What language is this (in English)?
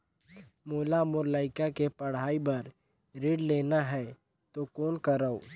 Chhattisgarhi